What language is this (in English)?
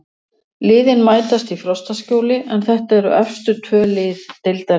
Icelandic